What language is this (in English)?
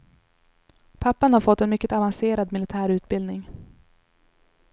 Swedish